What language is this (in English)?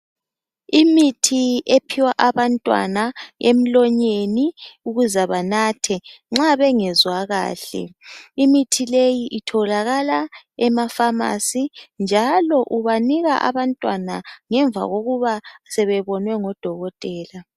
North Ndebele